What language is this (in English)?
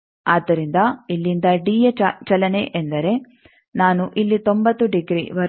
Kannada